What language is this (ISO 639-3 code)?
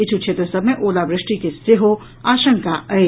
mai